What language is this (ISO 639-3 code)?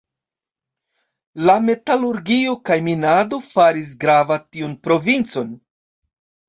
epo